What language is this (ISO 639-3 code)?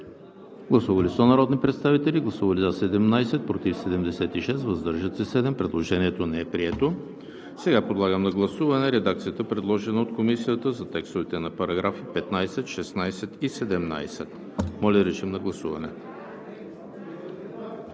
bul